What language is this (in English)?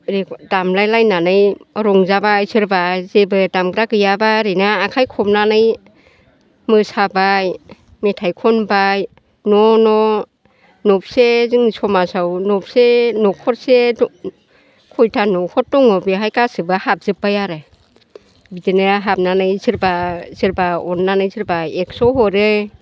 Bodo